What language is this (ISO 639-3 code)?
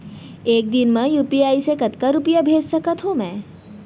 hne